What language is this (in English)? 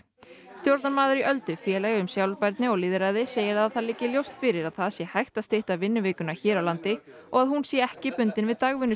Icelandic